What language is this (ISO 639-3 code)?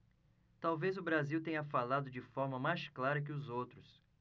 por